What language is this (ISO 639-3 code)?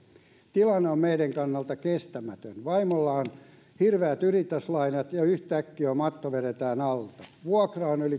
fin